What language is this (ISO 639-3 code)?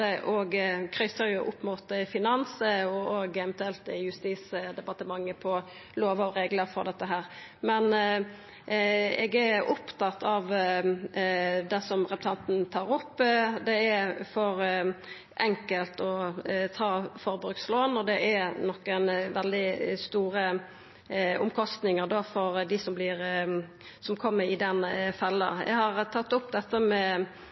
nno